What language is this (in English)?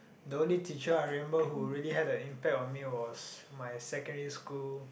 English